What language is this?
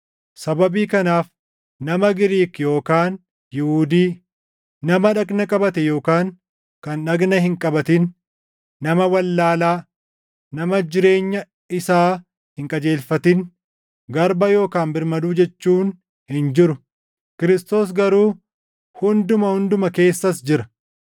Oromo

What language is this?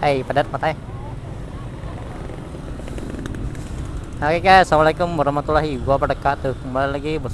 Indonesian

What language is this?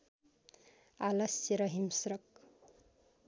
Nepali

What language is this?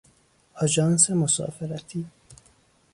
Persian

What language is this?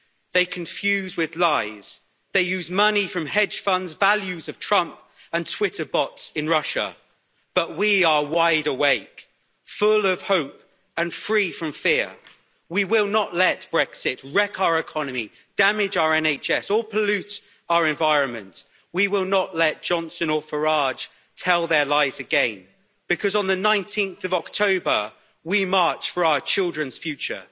English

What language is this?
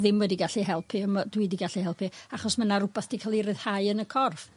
Welsh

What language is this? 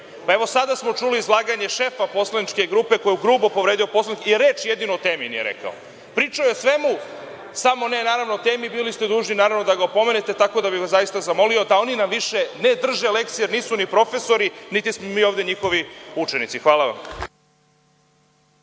Serbian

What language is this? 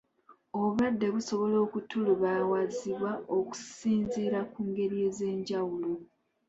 Ganda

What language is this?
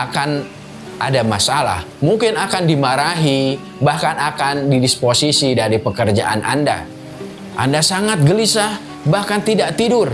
Indonesian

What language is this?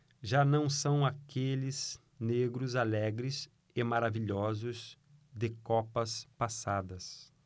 Portuguese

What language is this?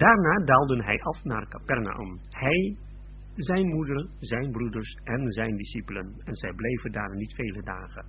Dutch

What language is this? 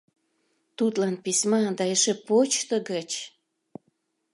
Mari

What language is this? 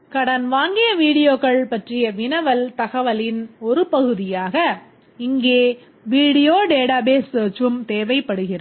Tamil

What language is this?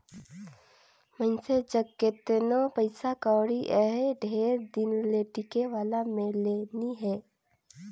Chhattisgarhi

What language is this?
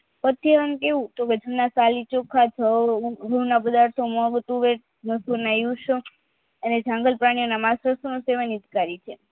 Gujarati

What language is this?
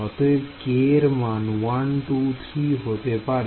Bangla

